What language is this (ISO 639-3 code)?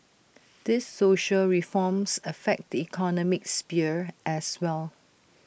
eng